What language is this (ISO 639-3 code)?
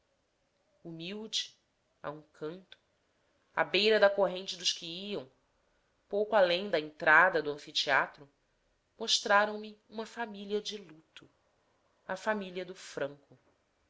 por